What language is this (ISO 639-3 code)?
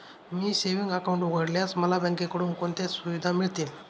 mar